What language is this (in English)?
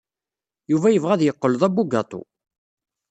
Kabyle